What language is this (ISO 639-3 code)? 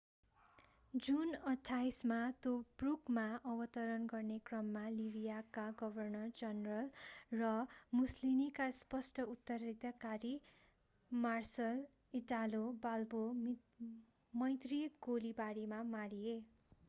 nep